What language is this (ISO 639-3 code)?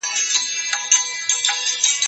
pus